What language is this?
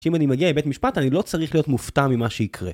Hebrew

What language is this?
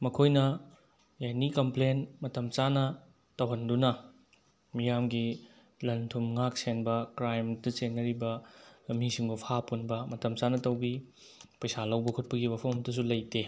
Manipuri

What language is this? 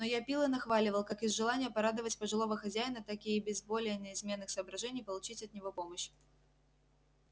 Russian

